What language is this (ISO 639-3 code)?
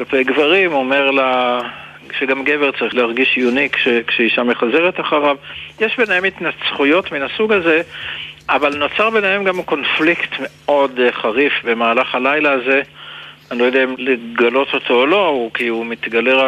heb